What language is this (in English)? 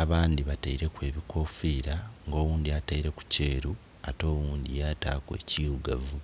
Soga